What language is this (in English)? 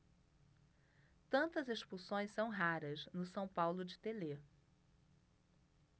Portuguese